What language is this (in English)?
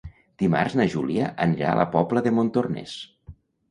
Catalan